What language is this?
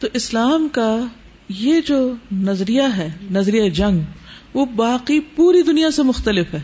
Urdu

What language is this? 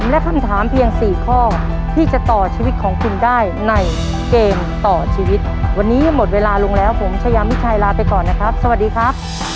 Thai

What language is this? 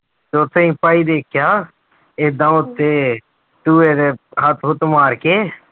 Punjabi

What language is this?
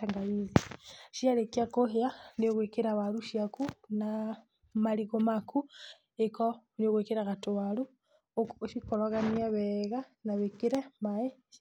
Kikuyu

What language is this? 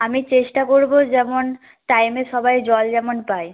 Bangla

